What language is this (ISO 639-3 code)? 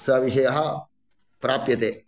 san